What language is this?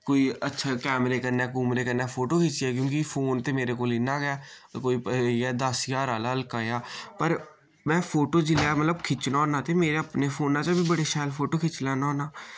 Dogri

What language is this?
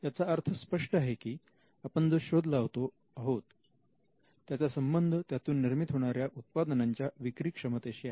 Marathi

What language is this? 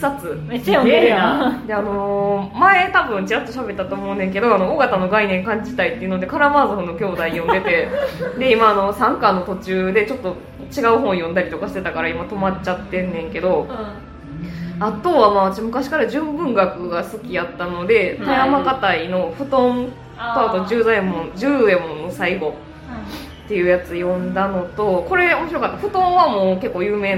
Japanese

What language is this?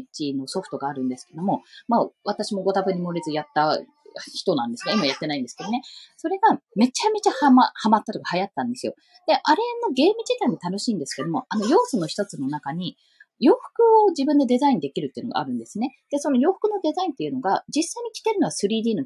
Japanese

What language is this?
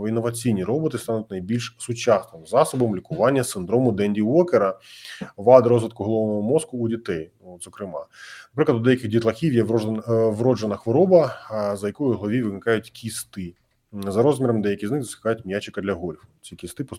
Ukrainian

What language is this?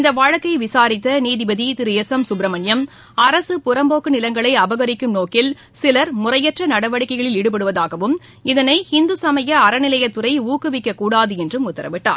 Tamil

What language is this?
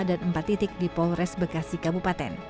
Indonesian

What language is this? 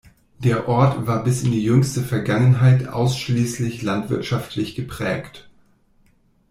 German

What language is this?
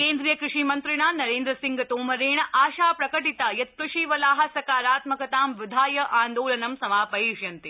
Sanskrit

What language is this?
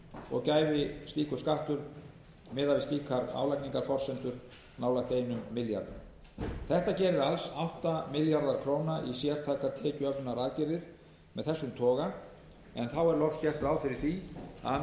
Icelandic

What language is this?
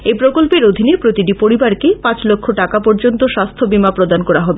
Bangla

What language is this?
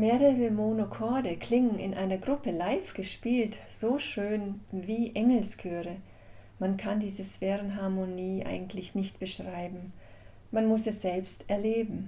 German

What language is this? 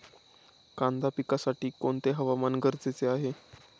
Marathi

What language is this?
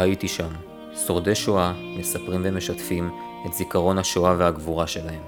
Hebrew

